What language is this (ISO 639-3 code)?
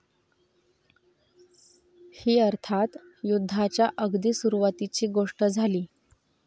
mar